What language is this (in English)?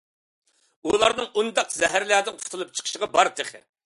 Uyghur